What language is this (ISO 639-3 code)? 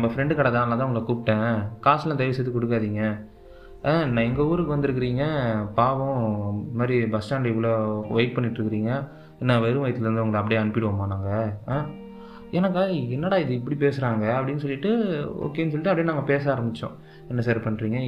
tam